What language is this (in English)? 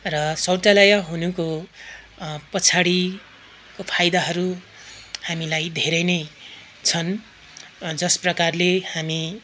Nepali